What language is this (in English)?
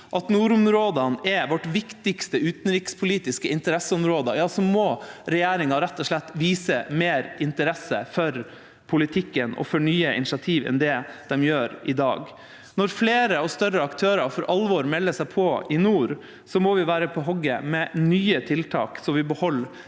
Norwegian